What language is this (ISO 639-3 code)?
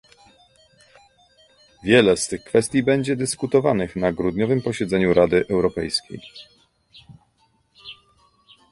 pol